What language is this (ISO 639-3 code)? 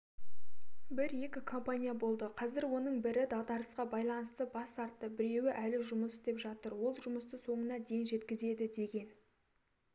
kaz